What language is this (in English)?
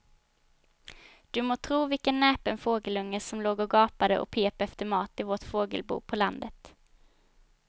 Swedish